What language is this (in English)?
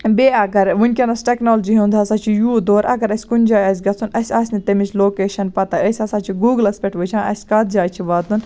Kashmiri